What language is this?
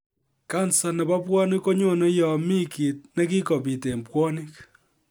Kalenjin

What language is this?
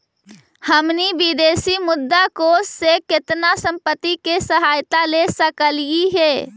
Magahi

